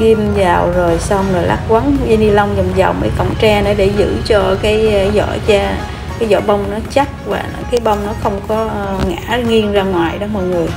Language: Vietnamese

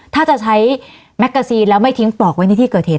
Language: Thai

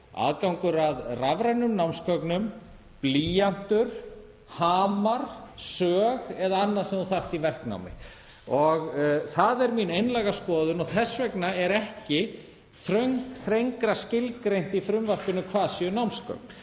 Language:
Icelandic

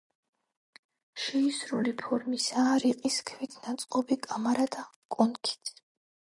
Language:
Georgian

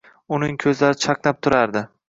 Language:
Uzbek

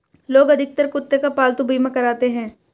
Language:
Hindi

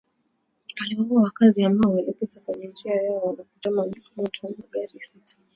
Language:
Swahili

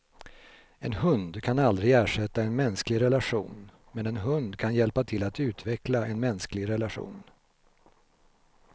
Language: Swedish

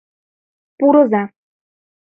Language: Mari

